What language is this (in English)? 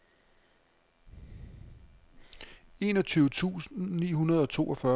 Danish